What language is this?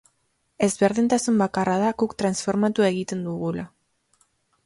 Basque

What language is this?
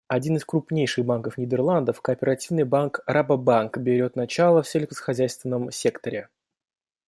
Russian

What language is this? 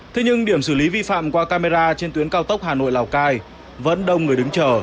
Vietnamese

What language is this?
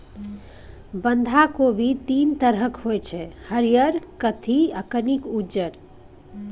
Maithili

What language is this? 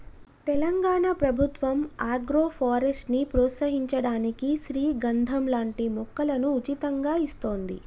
Telugu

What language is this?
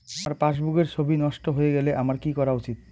Bangla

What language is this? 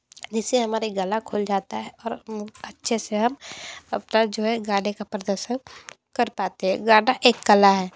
Hindi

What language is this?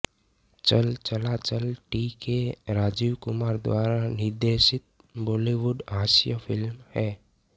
Hindi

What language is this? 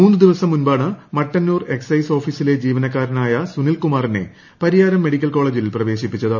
Malayalam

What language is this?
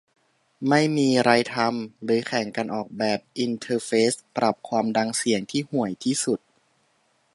Thai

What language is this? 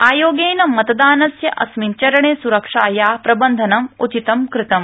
Sanskrit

